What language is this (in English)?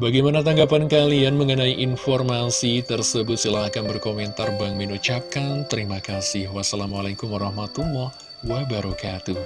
Indonesian